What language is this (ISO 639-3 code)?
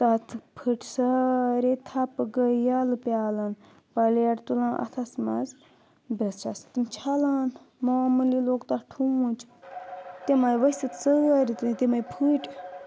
kas